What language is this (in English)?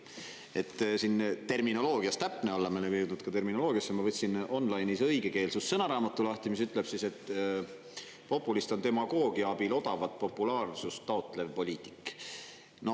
Estonian